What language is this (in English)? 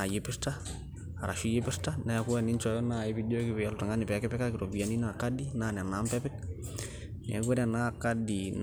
Masai